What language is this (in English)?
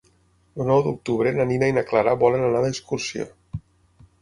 Catalan